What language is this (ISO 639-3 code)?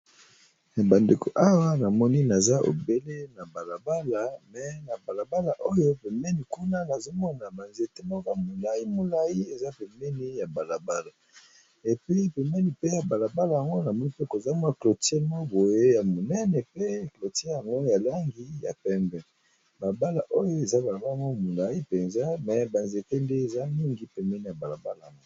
lin